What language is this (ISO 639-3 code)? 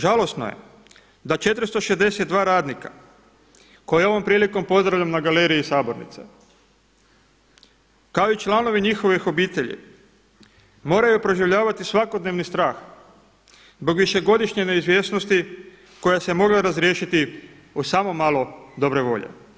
hrv